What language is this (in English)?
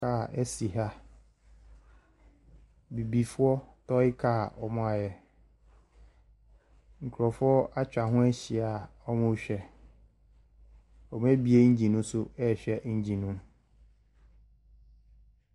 Akan